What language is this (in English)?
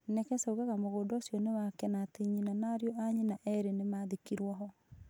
Kikuyu